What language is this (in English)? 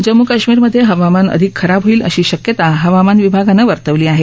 Marathi